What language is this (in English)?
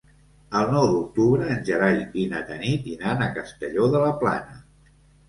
Catalan